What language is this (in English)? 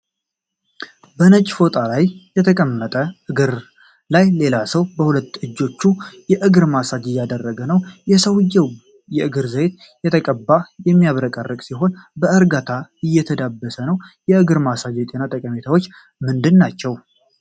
Amharic